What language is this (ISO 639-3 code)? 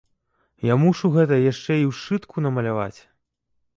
bel